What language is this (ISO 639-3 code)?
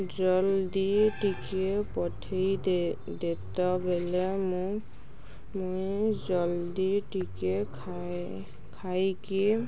ori